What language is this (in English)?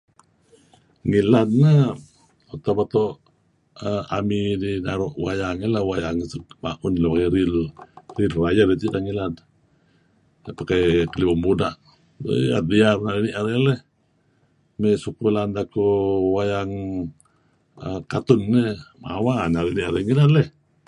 Kelabit